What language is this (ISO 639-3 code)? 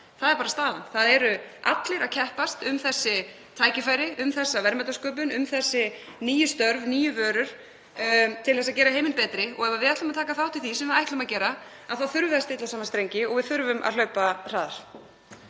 isl